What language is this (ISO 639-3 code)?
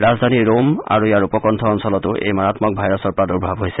asm